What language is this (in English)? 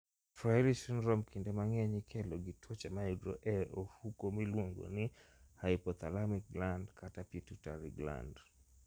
Luo (Kenya and Tanzania)